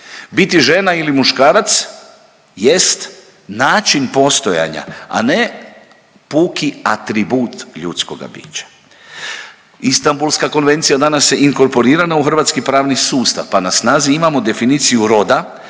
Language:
Croatian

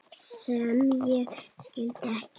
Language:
Icelandic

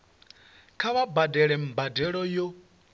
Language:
Venda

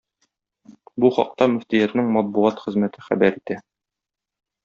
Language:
Tatar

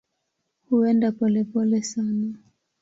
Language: Swahili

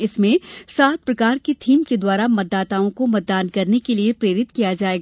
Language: Hindi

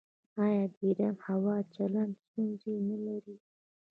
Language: Pashto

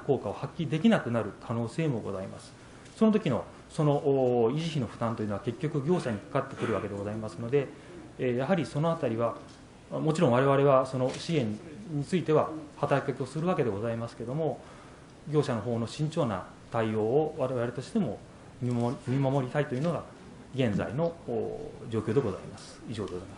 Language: Japanese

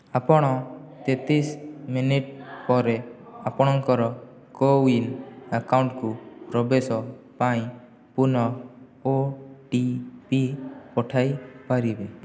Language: Odia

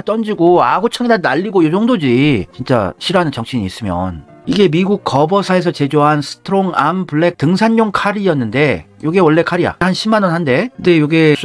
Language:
Korean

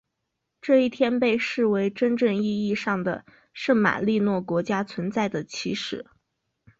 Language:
Chinese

